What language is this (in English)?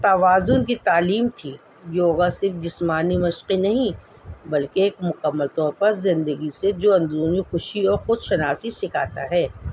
Urdu